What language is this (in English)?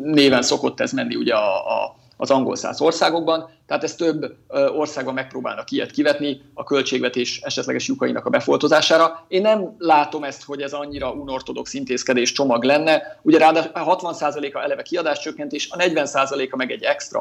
Hungarian